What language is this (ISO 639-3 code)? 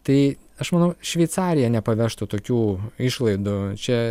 lit